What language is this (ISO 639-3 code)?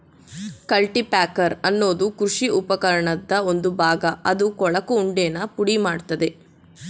kan